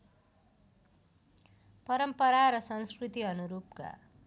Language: Nepali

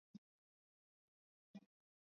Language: Swahili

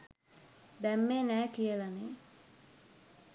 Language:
Sinhala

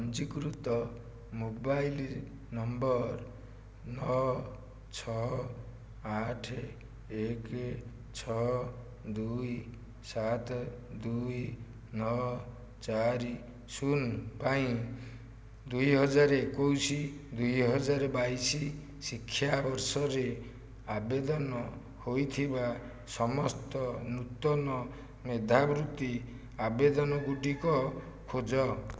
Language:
Odia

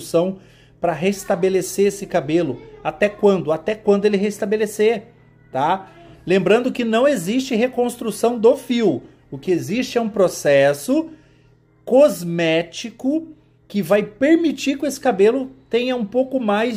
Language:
Portuguese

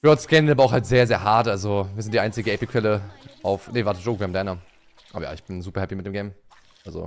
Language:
German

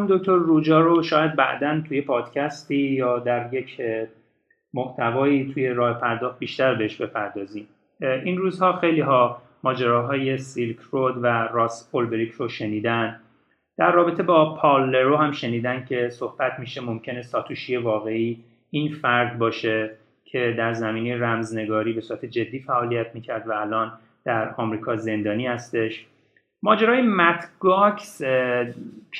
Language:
Persian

